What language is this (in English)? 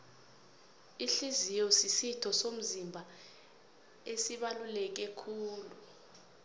South Ndebele